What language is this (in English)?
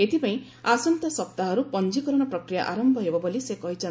Odia